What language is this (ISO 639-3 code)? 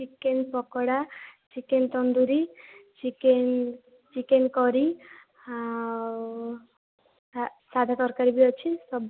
ori